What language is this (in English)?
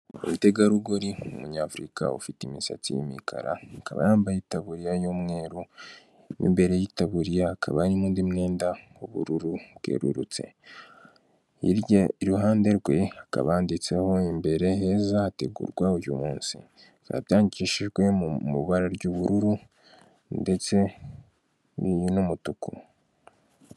Kinyarwanda